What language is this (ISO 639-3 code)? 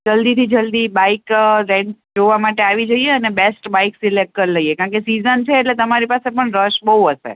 guj